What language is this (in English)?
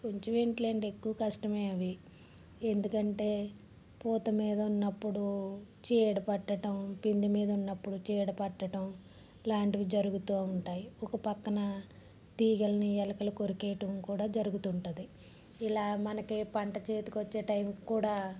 Telugu